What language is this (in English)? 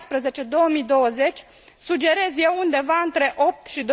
Romanian